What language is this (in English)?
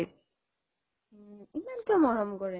Assamese